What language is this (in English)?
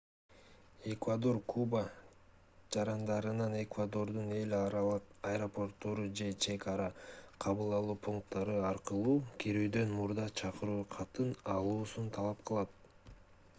Kyrgyz